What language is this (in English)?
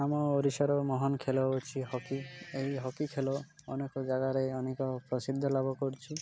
Odia